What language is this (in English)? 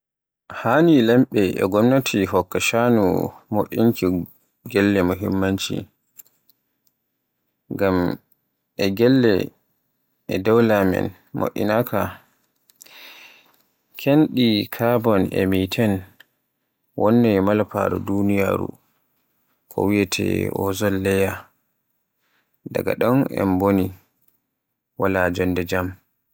Borgu Fulfulde